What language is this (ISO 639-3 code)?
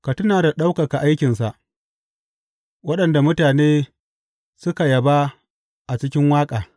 hau